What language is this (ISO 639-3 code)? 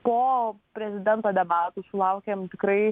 lit